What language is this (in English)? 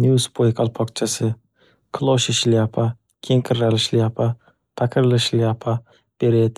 Uzbek